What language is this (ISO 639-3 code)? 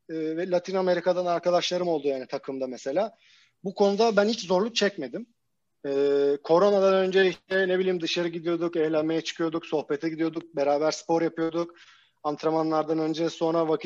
tur